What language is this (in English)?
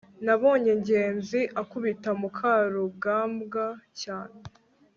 Kinyarwanda